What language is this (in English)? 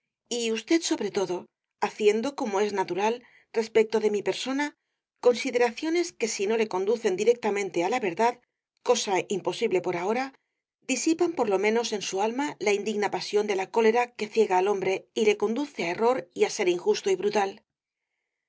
Spanish